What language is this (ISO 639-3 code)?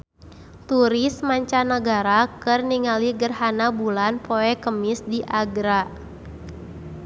sun